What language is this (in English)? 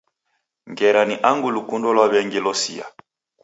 Taita